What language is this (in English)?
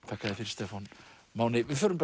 Icelandic